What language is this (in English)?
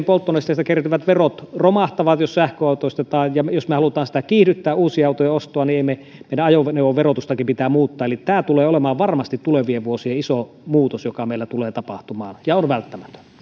Finnish